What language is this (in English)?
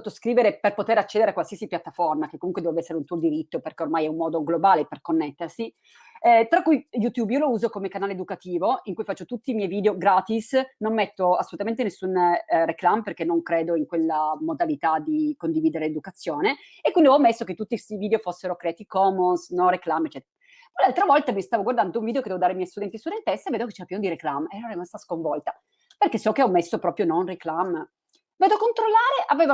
Italian